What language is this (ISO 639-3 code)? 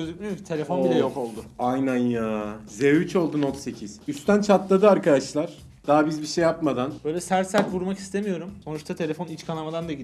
tur